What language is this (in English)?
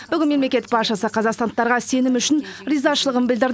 Kazakh